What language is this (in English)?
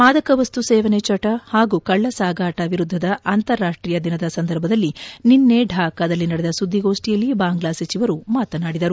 Kannada